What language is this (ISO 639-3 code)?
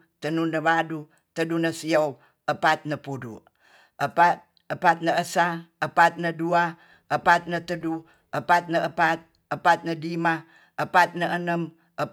txs